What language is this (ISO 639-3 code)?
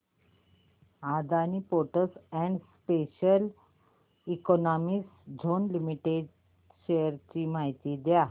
mar